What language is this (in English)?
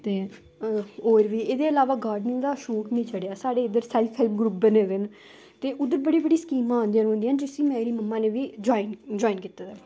Dogri